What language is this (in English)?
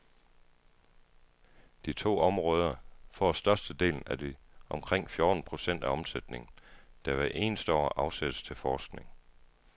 Danish